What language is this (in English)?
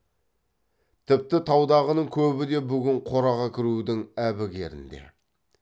Kazakh